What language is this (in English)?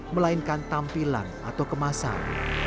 Indonesian